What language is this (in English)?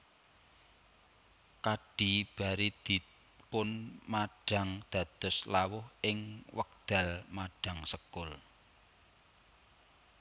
Javanese